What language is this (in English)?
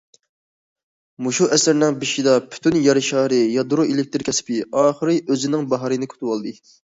Uyghur